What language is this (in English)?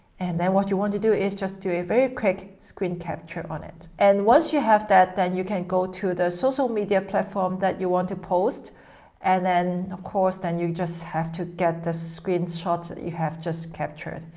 English